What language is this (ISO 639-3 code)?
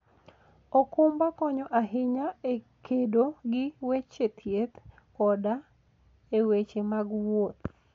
luo